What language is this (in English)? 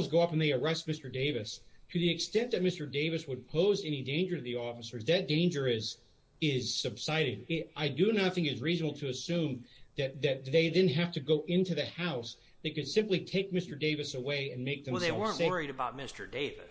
English